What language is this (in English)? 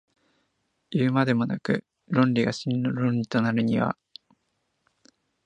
Japanese